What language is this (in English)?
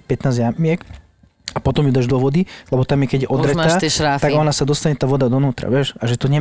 Slovak